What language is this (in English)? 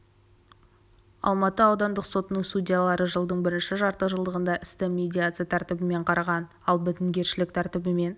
Kazakh